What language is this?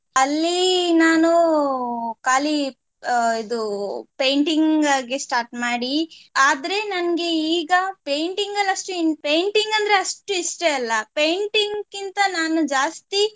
Kannada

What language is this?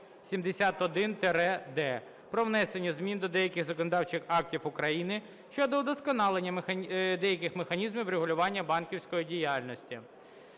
Ukrainian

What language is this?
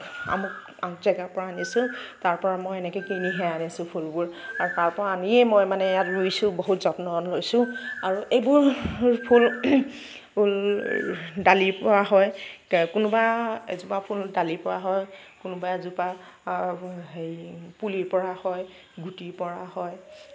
Assamese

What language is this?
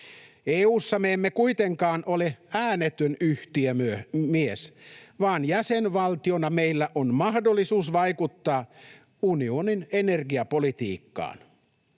Finnish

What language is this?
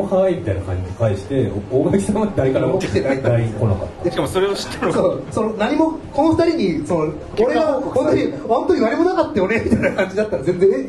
Japanese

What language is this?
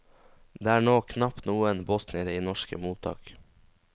Norwegian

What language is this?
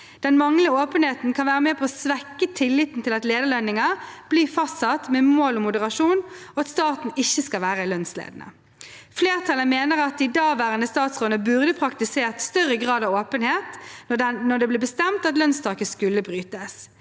Norwegian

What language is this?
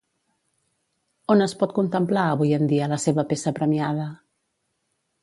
Catalan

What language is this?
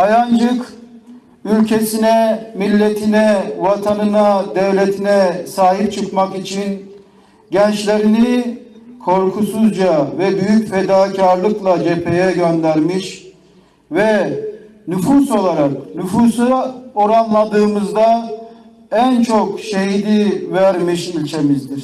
Turkish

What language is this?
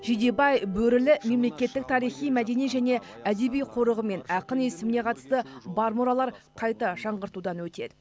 Kazakh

